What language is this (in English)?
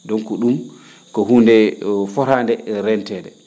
Fula